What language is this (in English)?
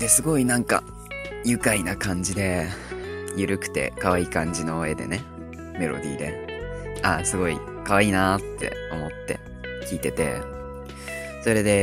Japanese